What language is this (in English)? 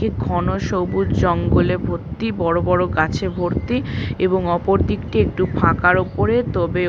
Bangla